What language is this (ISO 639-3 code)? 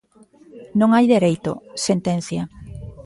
glg